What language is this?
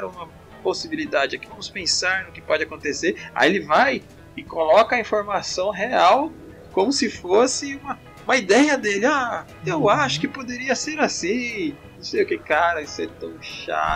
Portuguese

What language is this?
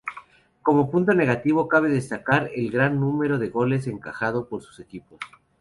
Spanish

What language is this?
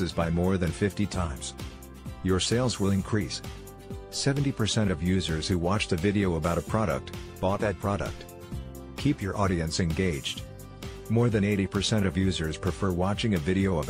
English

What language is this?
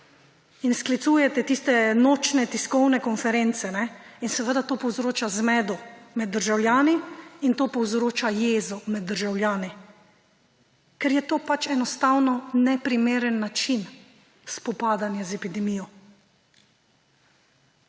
Slovenian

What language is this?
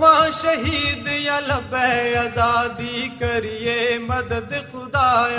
Urdu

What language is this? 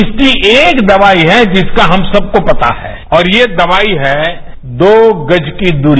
Hindi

